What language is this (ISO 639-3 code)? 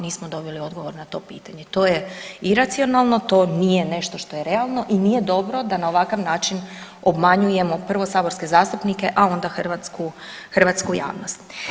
hrv